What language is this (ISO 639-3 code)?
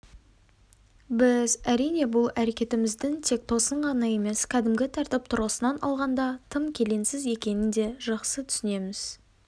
kaz